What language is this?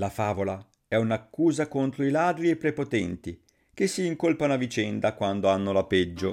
Italian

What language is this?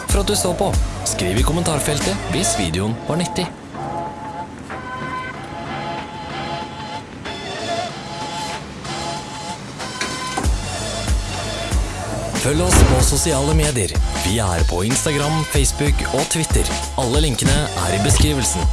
Norwegian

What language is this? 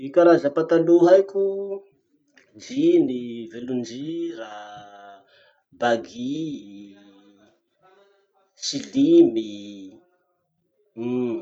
Masikoro Malagasy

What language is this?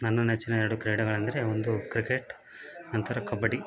Kannada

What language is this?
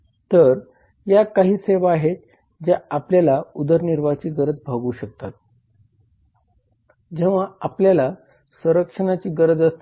Marathi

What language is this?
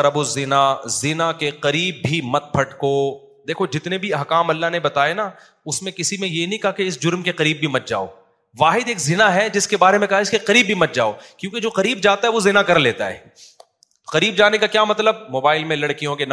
Urdu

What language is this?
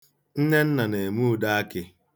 Igbo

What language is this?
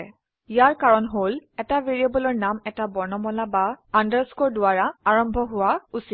Assamese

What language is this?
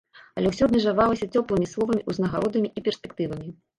Belarusian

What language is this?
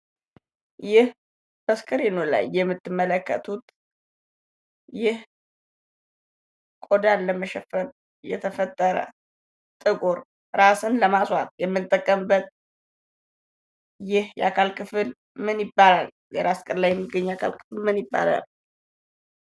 Amharic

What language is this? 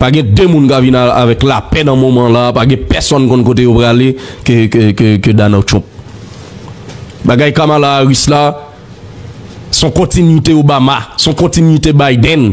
French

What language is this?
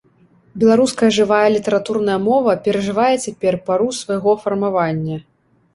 Belarusian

